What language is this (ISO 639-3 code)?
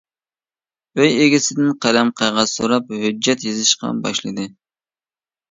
uig